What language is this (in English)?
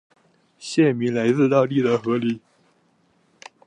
Chinese